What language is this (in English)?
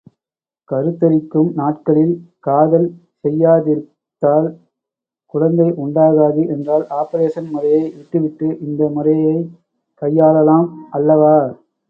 Tamil